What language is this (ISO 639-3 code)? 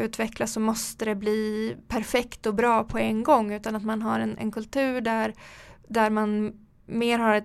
swe